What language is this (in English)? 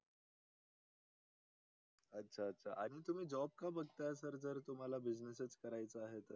Marathi